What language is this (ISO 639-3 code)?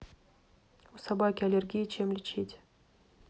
rus